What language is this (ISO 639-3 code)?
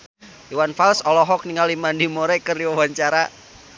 sun